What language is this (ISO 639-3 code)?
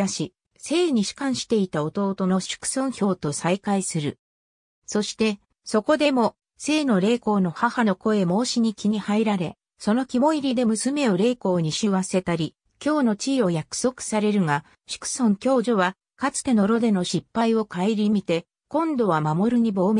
jpn